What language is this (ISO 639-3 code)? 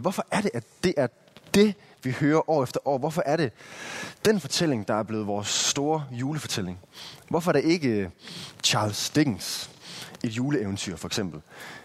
dan